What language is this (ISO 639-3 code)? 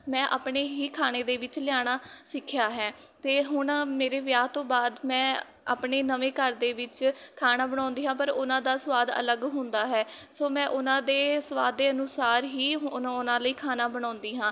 pan